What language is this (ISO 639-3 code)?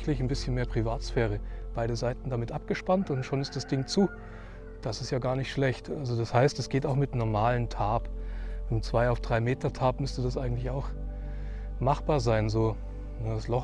deu